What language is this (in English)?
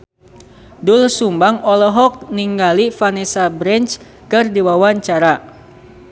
Sundanese